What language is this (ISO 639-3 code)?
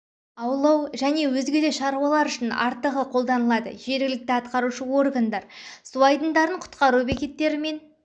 kaz